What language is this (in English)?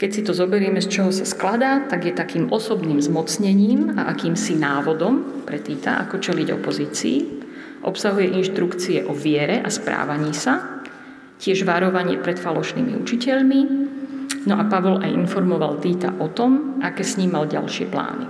Slovak